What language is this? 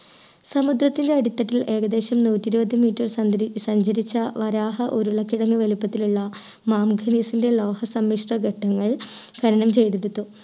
Malayalam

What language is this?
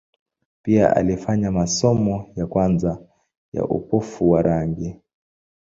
Swahili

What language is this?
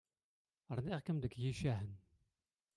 Kabyle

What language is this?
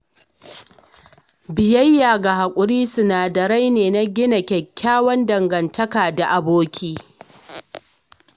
Hausa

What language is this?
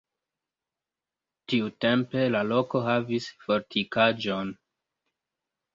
Esperanto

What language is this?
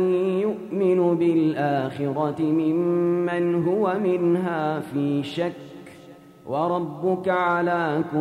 Arabic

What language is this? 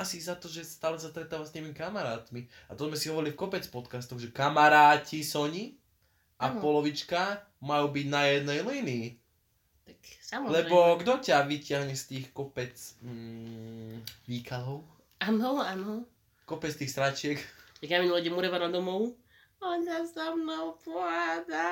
Slovak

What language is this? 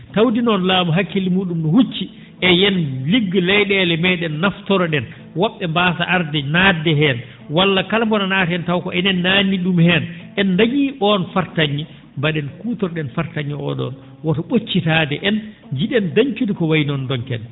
Fula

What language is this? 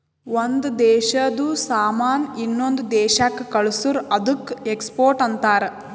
Kannada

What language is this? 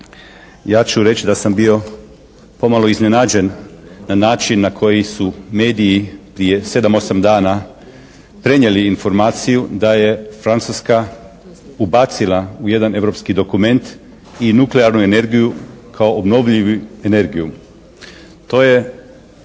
Croatian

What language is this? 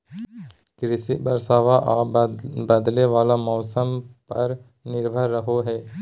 Magahi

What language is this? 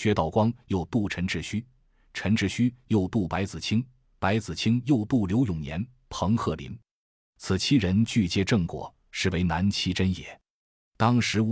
Chinese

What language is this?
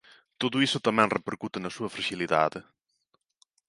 Galician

